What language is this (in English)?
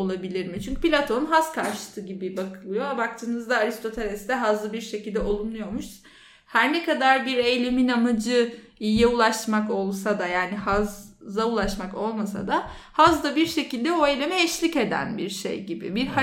Turkish